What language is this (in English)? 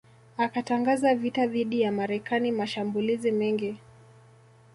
Swahili